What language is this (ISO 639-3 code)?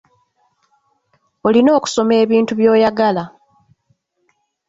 lug